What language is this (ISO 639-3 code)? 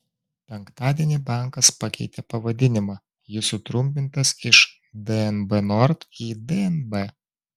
lit